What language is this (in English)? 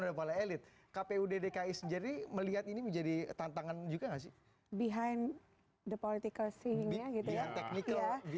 Indonesian